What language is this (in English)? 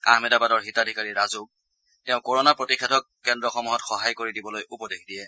Assamese